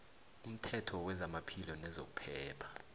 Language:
South Ndebele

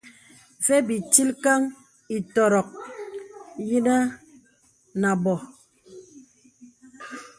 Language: Bebele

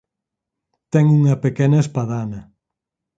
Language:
Galician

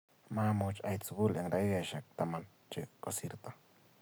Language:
Kalenjin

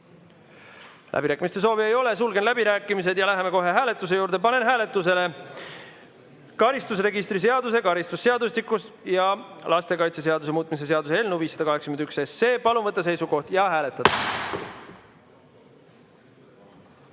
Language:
Estonian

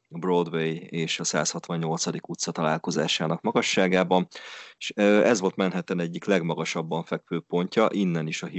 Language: Hungarian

